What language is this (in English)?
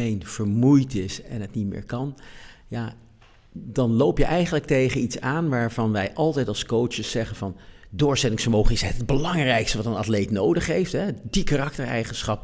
Dutch